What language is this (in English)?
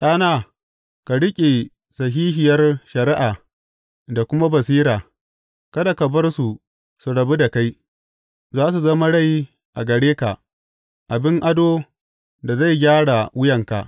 Hausa